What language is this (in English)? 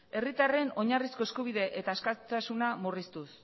Basque